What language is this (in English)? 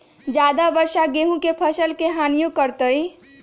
Magahi